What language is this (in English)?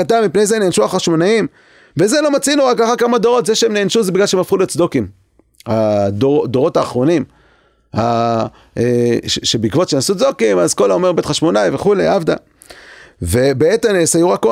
Hebrew